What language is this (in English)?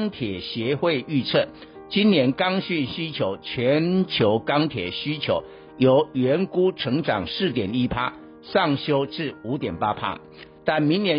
Chinese